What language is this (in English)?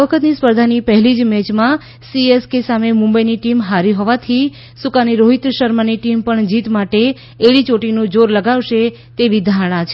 Gujarati